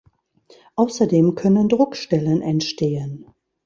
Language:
German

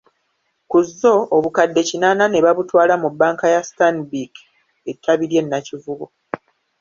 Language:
Ganda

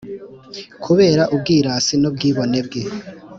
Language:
Kinyarwanda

